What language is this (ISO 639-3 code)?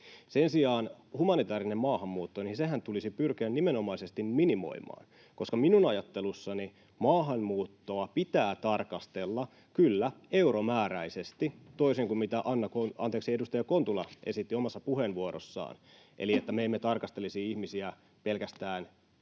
fin